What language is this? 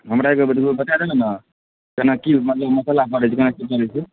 Maithili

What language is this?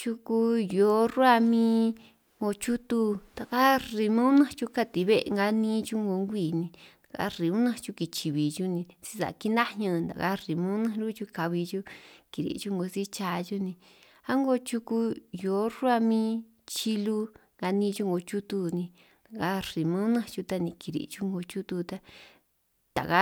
San Martín Itunyoso Triqui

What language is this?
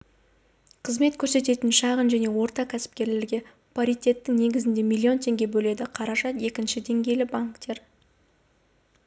Kazakh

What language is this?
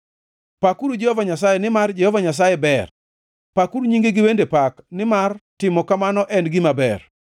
Luo (Kenya and Tanzania)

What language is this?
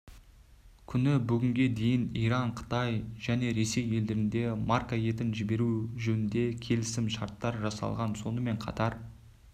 Kazakh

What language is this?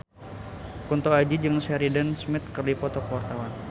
Sundanese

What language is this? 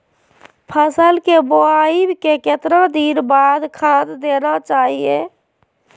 Magahi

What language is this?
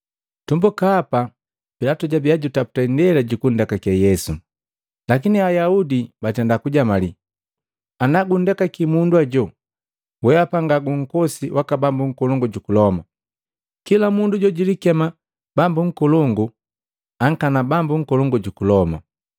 Matengo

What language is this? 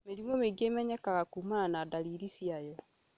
Kikuyu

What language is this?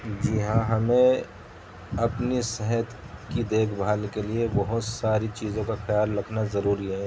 Urdu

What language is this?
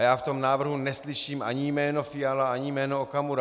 Czech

